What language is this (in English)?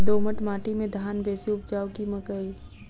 Maithili